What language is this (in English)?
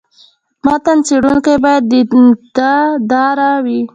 Pashto